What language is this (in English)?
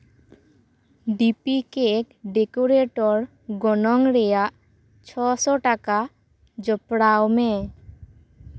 Santali